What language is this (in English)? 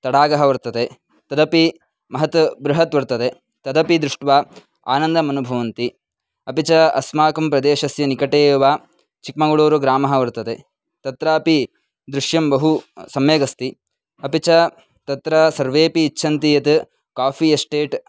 Sanskrit